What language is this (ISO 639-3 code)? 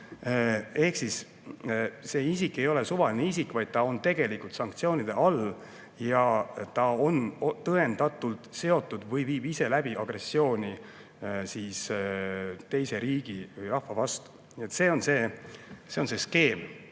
est